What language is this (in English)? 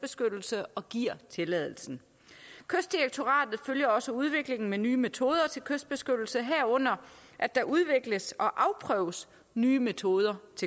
Danish